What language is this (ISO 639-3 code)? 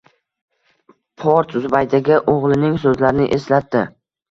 uzb